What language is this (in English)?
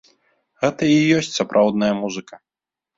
Belarusian